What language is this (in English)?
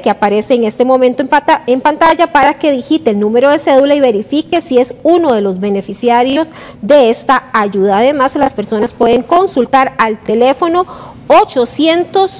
Spanish